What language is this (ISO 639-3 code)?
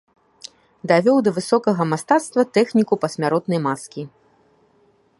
bel